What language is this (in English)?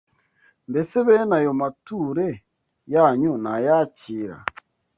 Kinyarwanda